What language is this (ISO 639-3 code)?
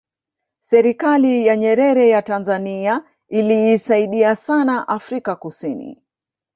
swa